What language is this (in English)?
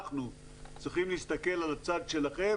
Hebrew